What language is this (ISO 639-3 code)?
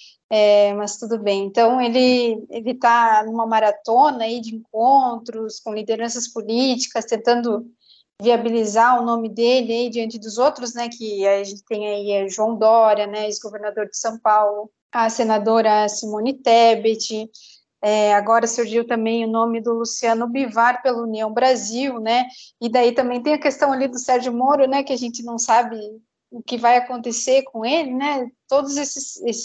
por